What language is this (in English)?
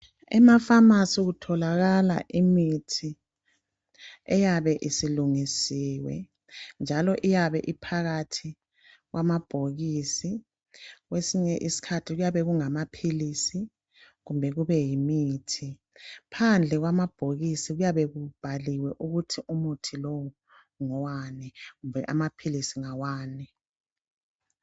North Ndebele